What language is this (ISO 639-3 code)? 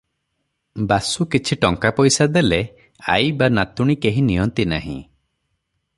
ori